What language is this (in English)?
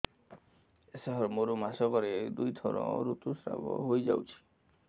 Odia